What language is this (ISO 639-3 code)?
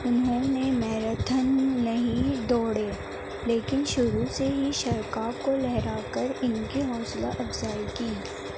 urd